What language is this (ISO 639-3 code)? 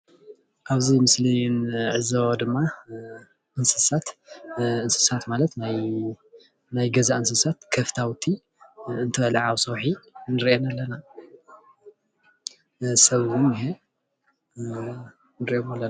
tir